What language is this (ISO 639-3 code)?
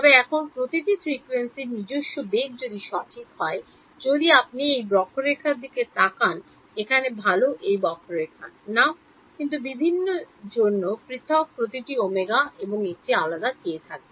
ben